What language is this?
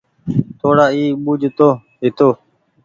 Goaria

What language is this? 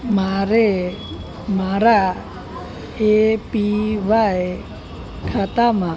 Gujarati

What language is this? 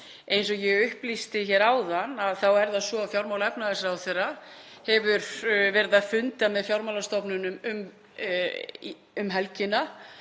Icelandic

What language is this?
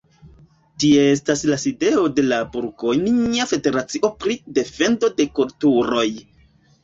Esperanto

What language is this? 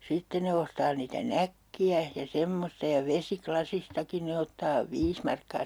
Finnish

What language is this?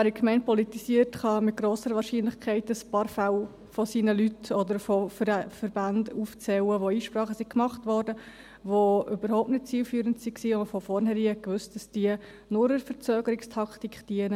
Swiss German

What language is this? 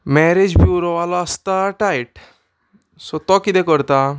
Konkani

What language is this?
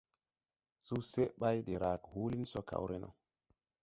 Tupuri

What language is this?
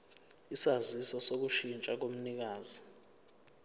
Zulu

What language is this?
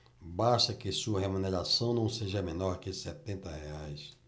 Portuguese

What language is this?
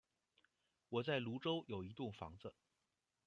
Chinese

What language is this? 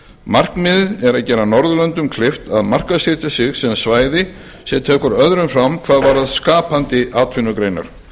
Icelandic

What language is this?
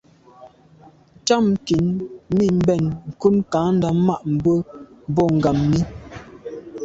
Medumba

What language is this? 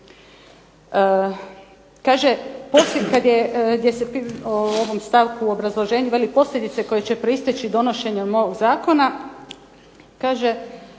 Croatian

